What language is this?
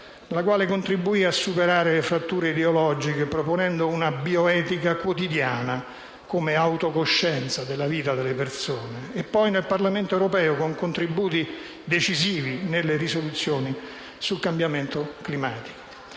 Italian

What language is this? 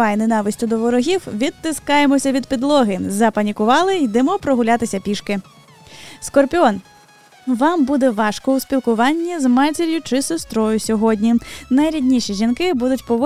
Ukrainian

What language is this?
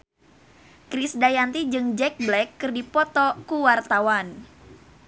Sundanese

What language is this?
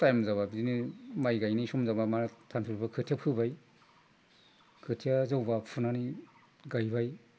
Bodo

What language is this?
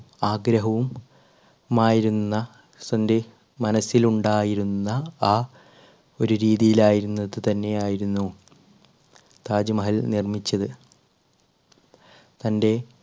Malayalam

